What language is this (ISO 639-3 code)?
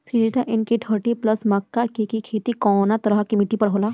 bho